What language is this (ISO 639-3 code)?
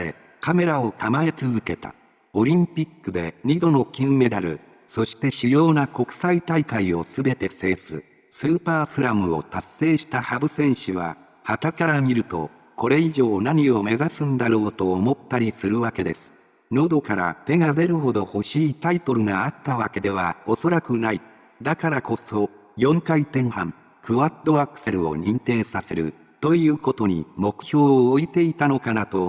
jpn